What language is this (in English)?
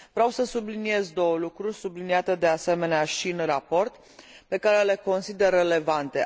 Romanian